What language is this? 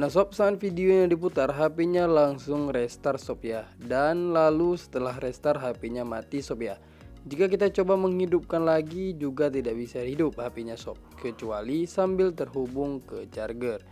Indonesian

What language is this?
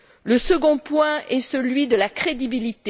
French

